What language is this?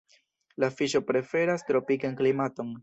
Esperanto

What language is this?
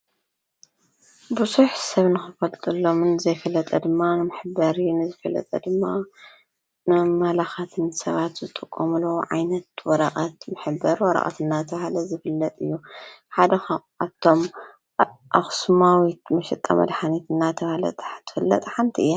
Tigrinya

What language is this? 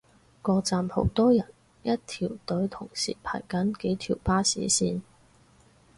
Cantonese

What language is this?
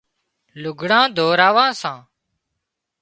Wadiyara Koli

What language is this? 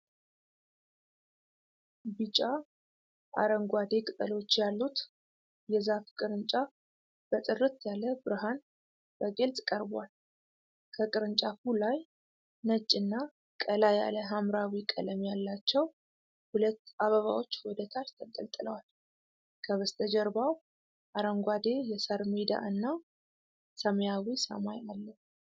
Amharic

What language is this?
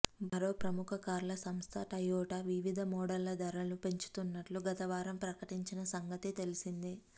Telugu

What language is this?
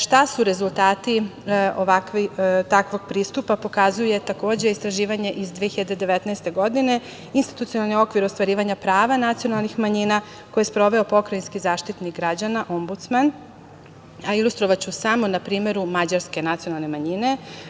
Serbian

